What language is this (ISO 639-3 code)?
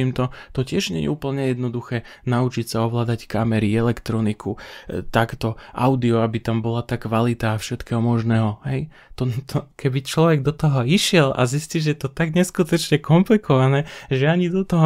slk